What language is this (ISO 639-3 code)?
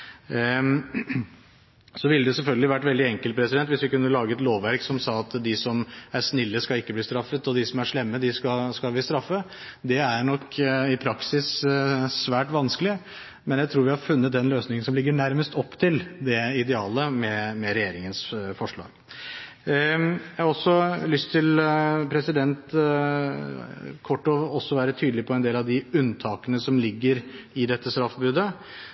nob